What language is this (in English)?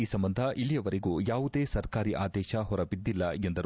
Kannada